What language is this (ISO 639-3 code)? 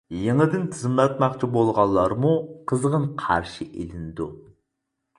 uig